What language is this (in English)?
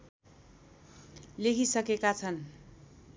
Nepali